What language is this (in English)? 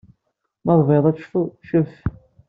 Kabyle